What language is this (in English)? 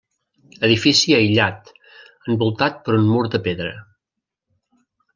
Catalan